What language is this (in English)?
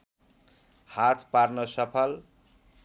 Nepali